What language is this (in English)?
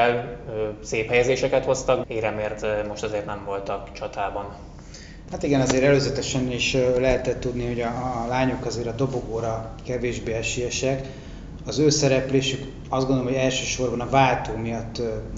Hungarian